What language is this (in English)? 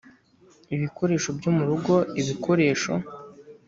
Kinyarwanda